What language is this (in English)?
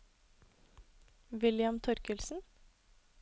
Norwegian